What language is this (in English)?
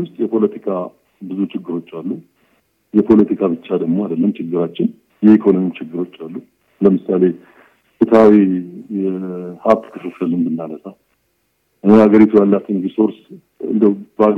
Amharic